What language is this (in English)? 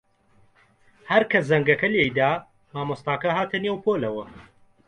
Central Kurdish